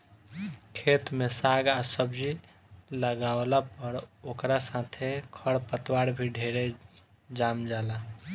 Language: Bhojpuri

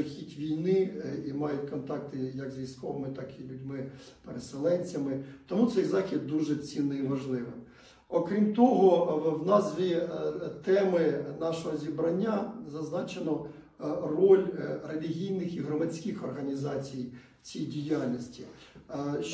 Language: Ukrainian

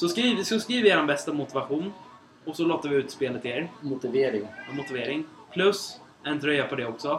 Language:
Swedish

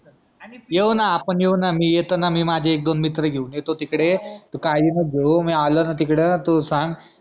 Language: Marathi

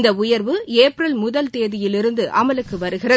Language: Tamil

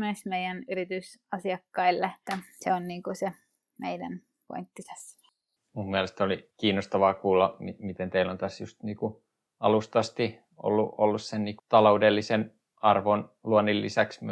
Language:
Finnish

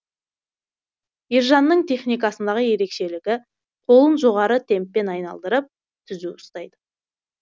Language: Kazakh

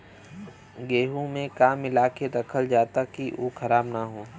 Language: Bhojpuri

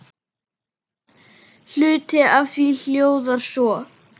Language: Icelandic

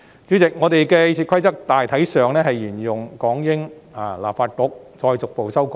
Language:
Cantonese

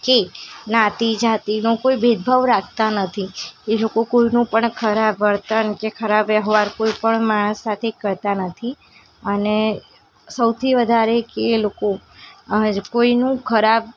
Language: Gujarati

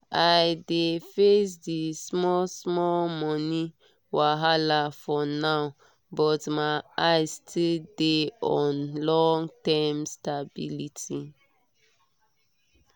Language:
Nigerian Pidgin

